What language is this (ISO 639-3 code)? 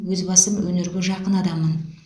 kaz